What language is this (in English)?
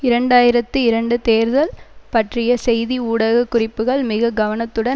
Tamil